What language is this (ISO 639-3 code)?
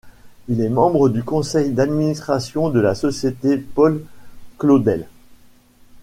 fra